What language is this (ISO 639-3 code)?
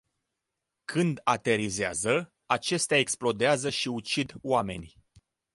ron